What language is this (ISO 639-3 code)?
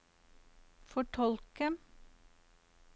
nor